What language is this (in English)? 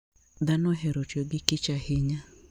Luo (Kenya and Tanzania)